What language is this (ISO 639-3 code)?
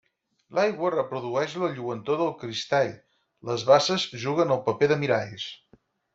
cat